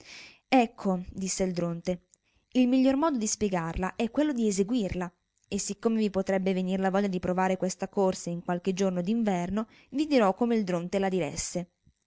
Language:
Italian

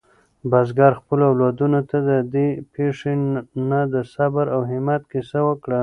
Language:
Pashto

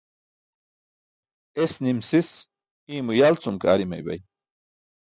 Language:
Burushaski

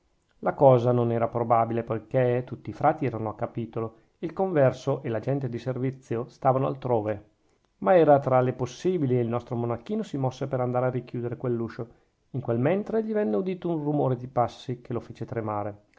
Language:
Italian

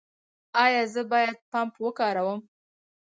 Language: Pashto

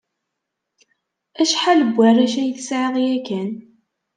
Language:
Kabyle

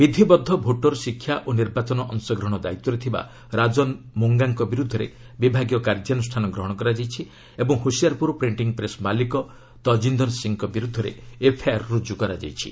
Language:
Odia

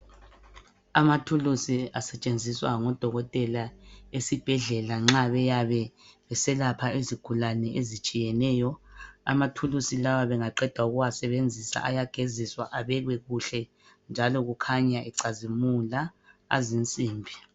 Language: North Ndebele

